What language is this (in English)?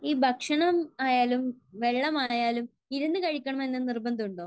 Malayalam